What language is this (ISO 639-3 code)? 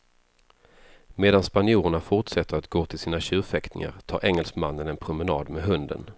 swe